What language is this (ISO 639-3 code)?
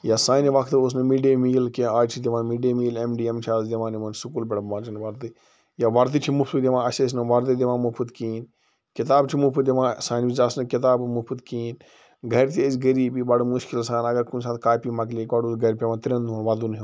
kas